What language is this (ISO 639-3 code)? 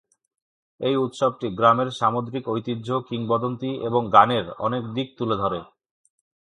ben